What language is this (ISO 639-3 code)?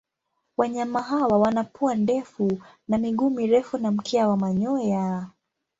swa